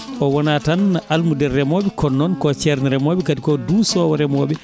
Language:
Fula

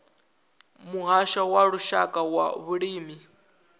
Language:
Venda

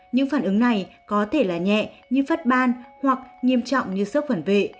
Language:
Vietnamese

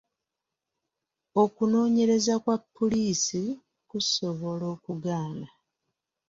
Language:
Ganda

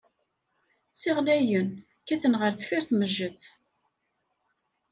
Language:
Kabyle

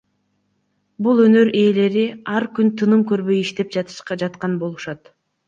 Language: Kyrgyz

